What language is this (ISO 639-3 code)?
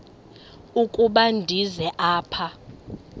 xho